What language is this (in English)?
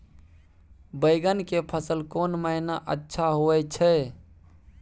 Maithili